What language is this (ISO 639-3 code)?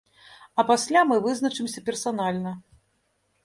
bel